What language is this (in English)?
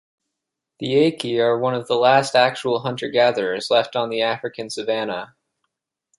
English